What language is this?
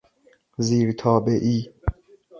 Persian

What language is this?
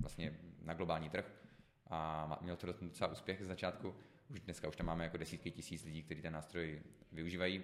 Czech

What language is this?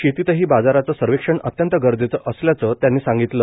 Marathi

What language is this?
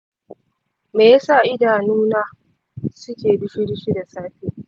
Hausa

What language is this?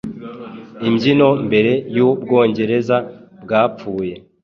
Kinyarwanda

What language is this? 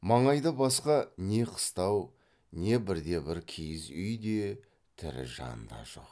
Kazakh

